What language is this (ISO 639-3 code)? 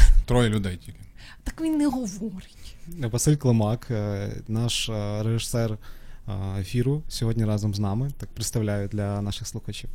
ukr